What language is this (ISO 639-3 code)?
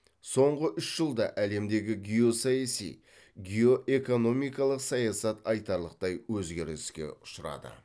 kaz